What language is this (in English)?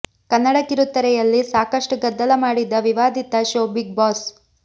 Kannada